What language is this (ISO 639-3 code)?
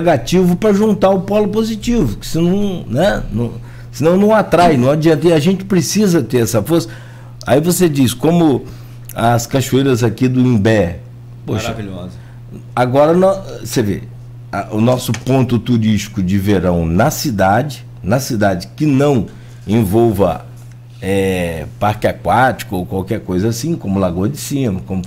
por